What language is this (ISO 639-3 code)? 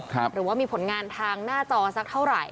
tha